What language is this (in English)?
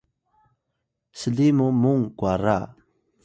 Atayal